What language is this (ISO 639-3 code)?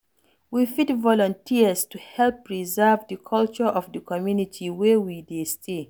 pcm